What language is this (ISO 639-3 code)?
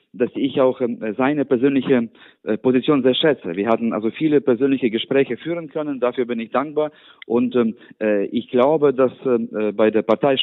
deu